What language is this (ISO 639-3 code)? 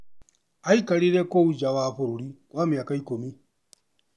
kik